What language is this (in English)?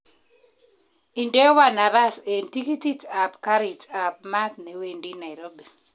Kalenjin